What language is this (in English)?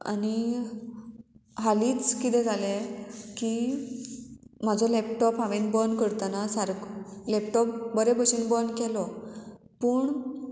Konkani